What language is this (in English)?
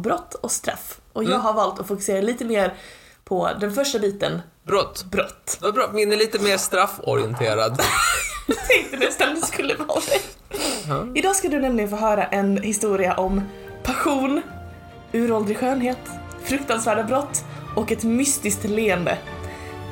Swedish